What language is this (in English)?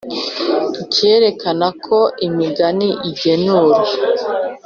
Kinyarwanda